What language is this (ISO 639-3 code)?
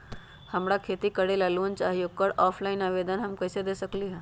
mag